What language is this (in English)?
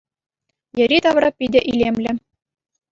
Chuvash